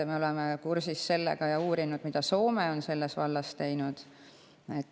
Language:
Estonian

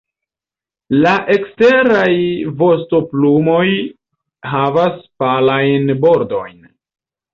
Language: Esperanto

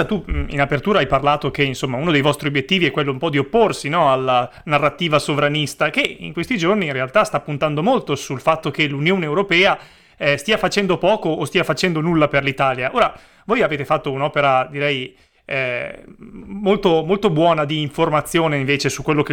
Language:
Italian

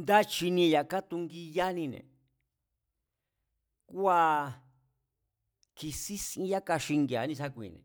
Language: Mazatlán Mazatec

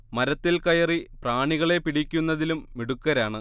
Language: Malayalam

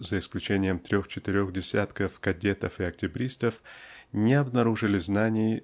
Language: Russian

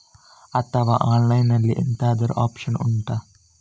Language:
Kannada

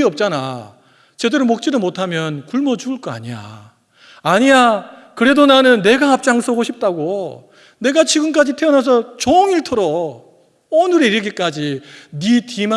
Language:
Korean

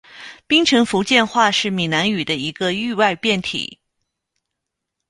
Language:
Chinese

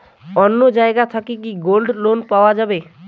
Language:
Bangla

